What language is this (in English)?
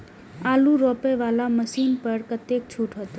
Maithili